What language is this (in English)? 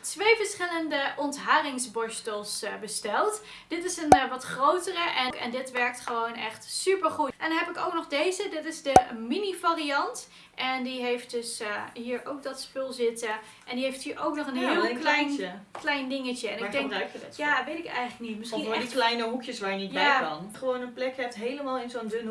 Dutch